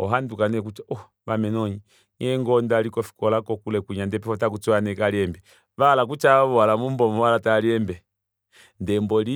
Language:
Kuanyama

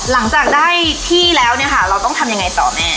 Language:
Thai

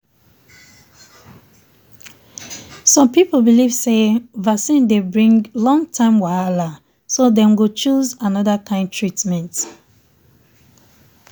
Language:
Nigerian Pidgin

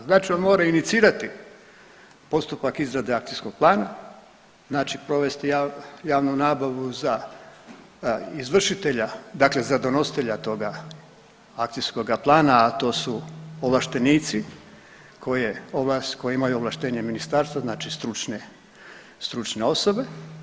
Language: Croatian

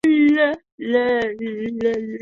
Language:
Chinese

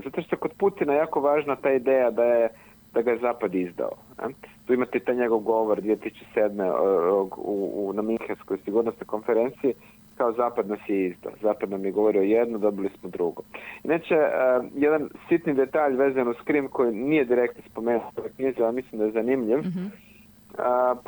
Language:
Croatian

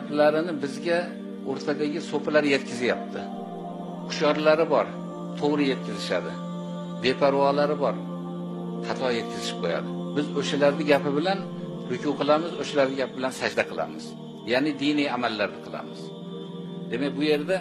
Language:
Turkish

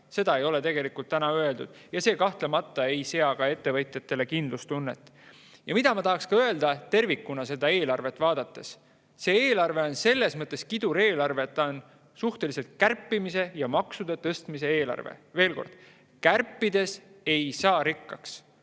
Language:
Estonian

